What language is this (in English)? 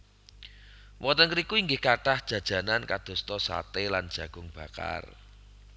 Javanese